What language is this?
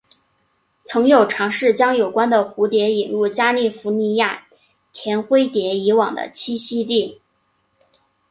Chinese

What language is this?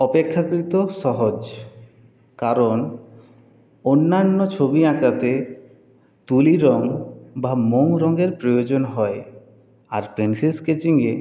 Bangla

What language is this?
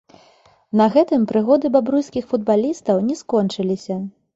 Belarusian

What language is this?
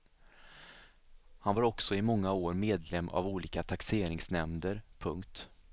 Swedish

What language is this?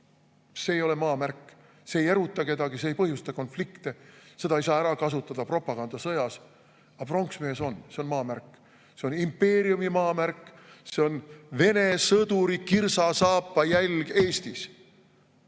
Estonian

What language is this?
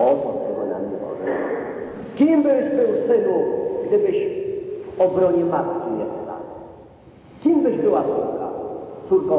Polish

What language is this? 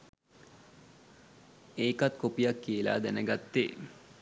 Sinhala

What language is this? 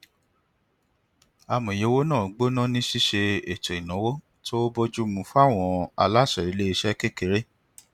Yoruba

